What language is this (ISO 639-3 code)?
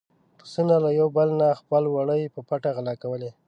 pus